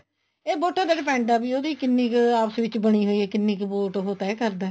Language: Punjabi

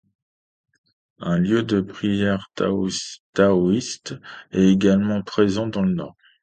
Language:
French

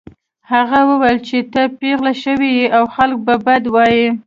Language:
Pashto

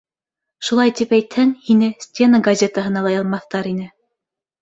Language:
Bashkir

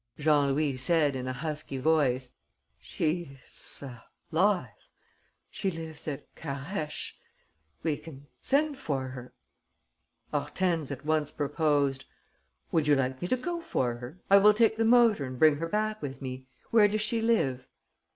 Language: English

